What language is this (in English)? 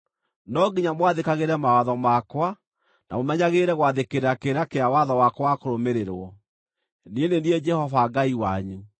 Kikuyu